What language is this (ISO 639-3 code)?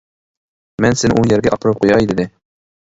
uig